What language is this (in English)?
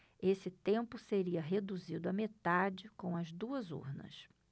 Portuguese